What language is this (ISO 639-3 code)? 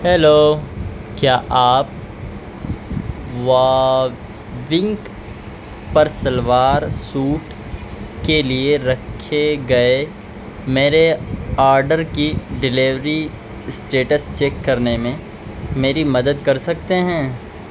urd